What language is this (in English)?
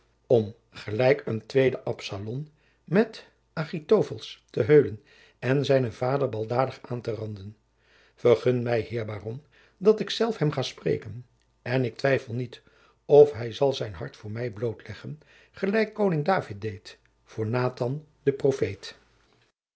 Dutch